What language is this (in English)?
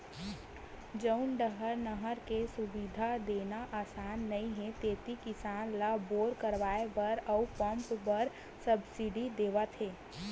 Chhattisgarhi